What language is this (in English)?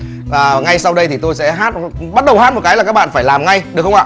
Vietnamese